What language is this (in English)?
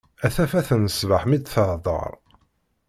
Kabyle